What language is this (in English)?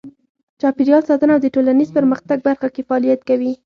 Pashto